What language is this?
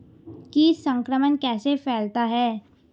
Hindi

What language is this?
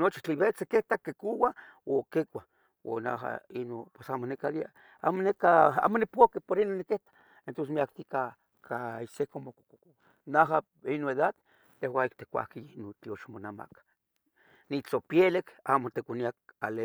Tetelcingo Nahuatl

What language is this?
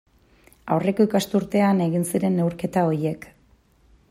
Basque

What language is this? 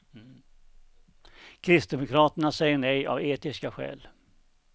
Swedish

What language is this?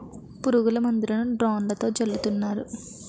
Telugu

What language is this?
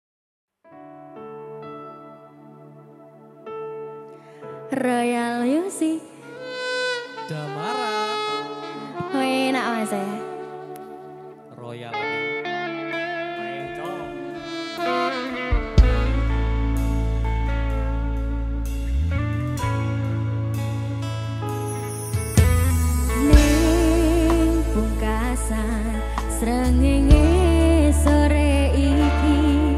Indonesian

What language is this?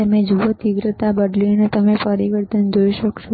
Gujarati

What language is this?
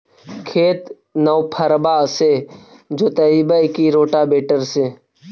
Magahi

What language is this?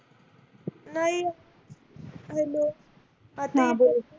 Marathi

